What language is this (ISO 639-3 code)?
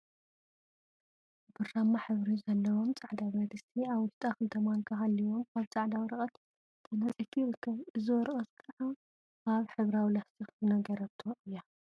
tir